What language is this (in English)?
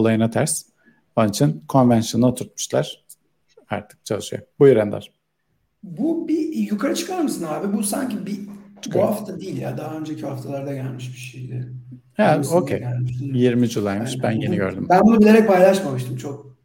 Turkish